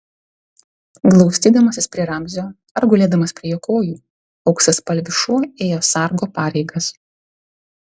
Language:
Lithuanian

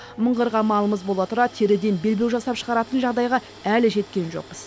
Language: Kazakh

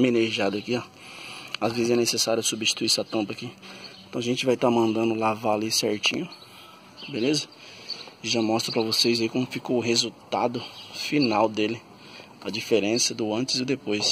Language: Portuguese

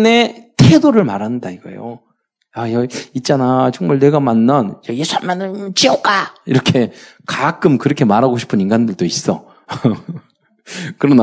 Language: Korean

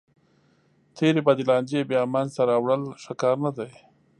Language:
Pashto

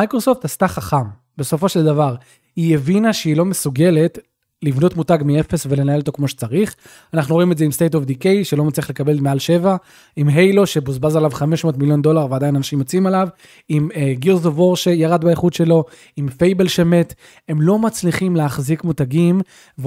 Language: Hebrew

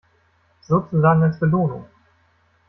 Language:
German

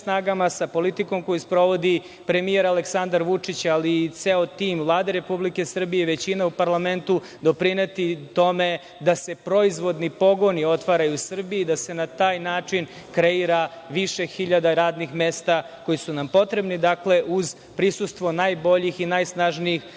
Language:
Serbian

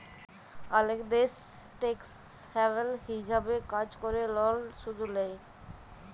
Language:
Bangla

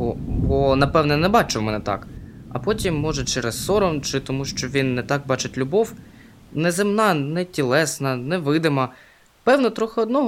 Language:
Ukrainian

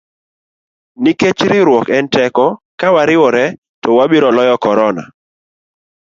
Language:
Luo (Kenya and Tanzania)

